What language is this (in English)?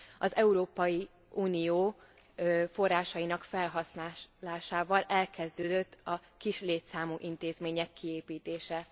Hungarian